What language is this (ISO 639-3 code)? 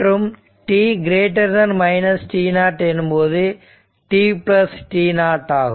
tam